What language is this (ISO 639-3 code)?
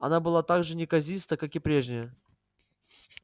rus